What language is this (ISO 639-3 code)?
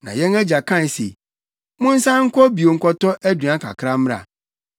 aka